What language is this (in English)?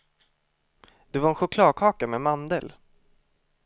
Swedish